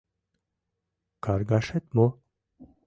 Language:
Mari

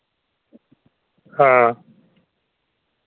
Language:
Dogri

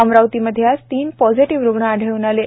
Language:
Marathi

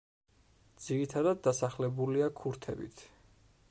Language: Georgian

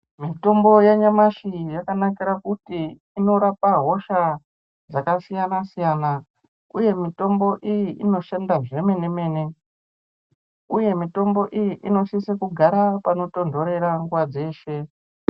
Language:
Ndau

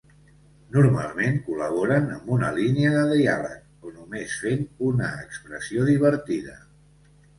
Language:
Catalan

